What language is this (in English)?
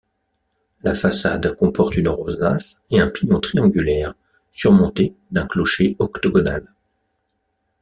French